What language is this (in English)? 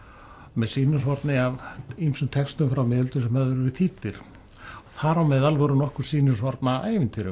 Icelandic